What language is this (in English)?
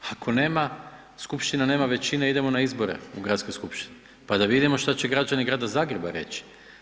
Croatian